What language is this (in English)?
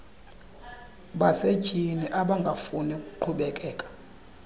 Xhosa